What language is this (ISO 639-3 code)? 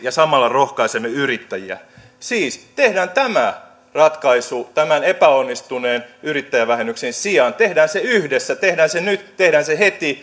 fin